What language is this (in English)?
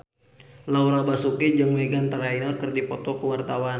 Sundanese